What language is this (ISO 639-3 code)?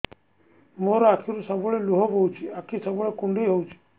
ori